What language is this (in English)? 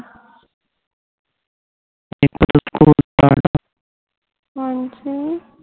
Punjabi